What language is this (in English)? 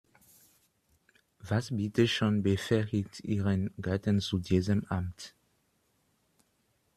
German